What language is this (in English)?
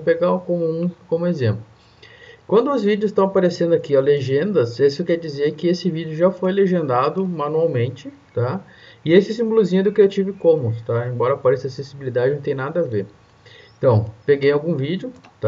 Portuguese